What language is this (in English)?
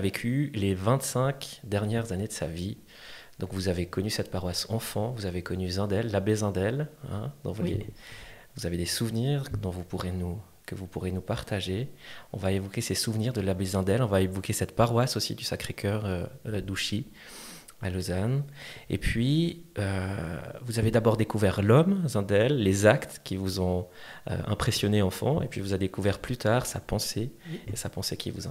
French